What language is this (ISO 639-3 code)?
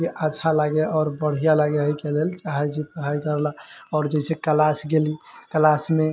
mai